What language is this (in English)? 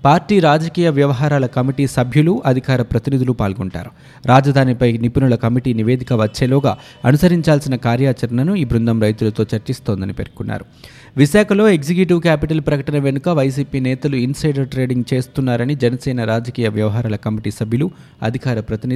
Telugu